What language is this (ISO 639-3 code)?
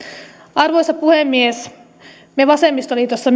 fin